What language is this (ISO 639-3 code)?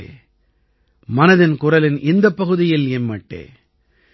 tam